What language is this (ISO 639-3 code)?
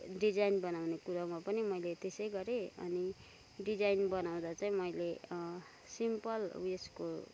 nep